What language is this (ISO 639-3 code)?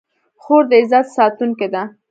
pus